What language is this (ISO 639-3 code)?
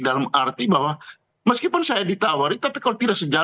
ind